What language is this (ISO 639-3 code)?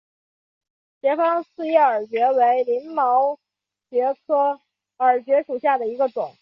zho